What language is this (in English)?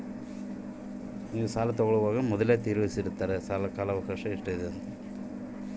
Kannada